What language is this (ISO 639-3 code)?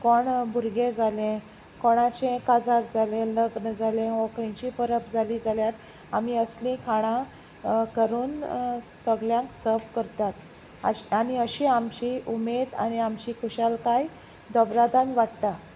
kok